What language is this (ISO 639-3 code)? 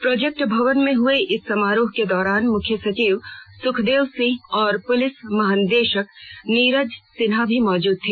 hin